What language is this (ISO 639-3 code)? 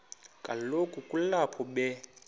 xho